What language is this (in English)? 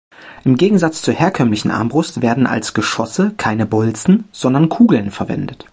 German